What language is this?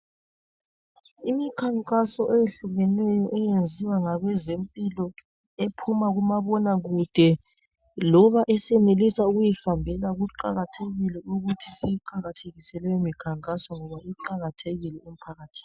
North Ndebele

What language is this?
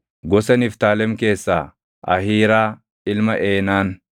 Oromo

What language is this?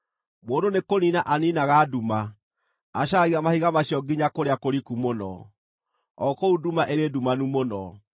Kikuyu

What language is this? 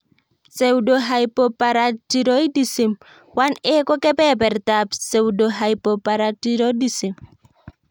Kalenjin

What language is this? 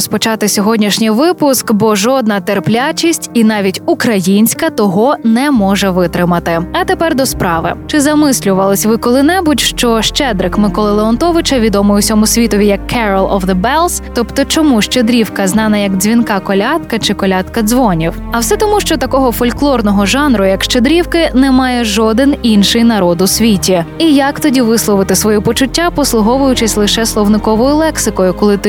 Ukrainian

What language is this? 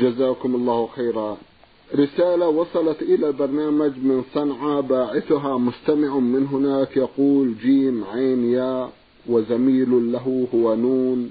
Arabic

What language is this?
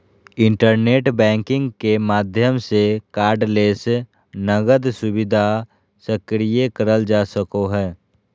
Magahi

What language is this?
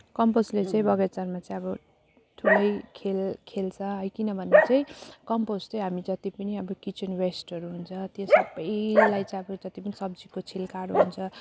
Nepali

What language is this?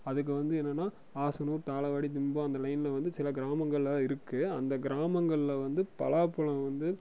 Tamil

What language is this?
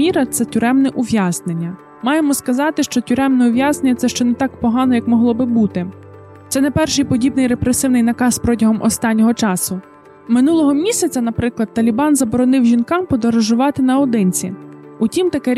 Ukrainian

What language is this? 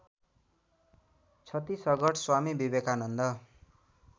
Nepali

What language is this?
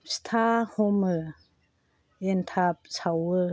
Bodo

